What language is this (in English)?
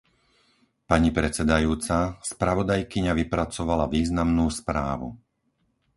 Slovak